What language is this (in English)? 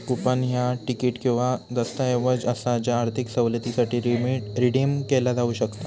Marathi